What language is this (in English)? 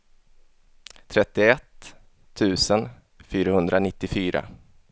Swedish